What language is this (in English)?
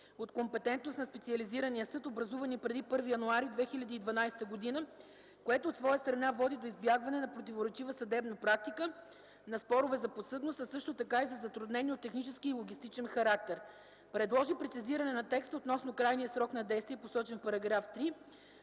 Bulgarian